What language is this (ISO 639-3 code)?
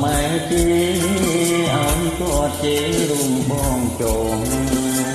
khm